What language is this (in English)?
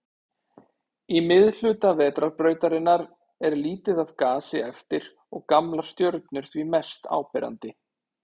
Icelandic